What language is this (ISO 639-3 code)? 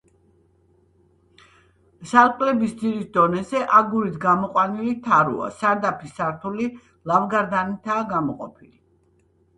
kat